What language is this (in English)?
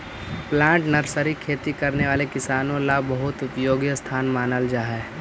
Magahi